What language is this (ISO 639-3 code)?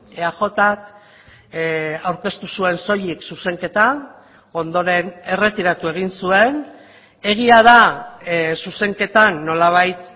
eus